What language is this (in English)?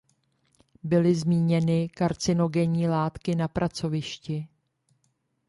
Czech